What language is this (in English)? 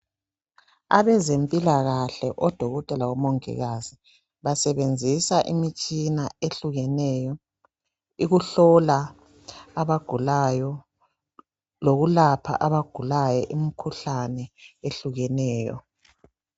North Ndebele